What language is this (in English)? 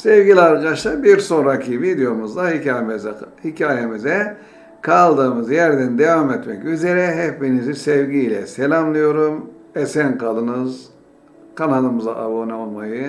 Turkish